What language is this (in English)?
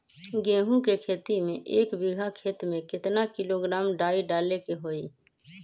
Magahi